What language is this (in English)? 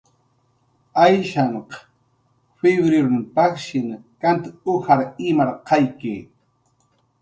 Jaqaru